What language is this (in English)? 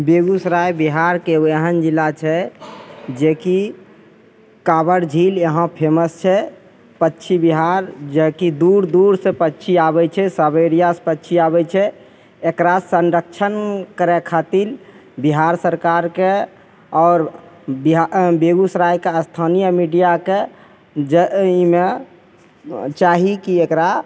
Maithili